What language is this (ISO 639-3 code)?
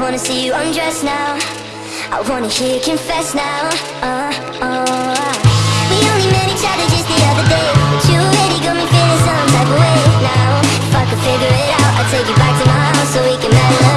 eng